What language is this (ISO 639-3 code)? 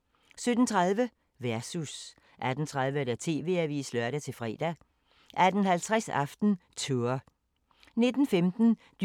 dan